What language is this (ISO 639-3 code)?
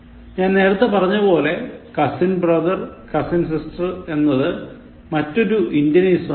mal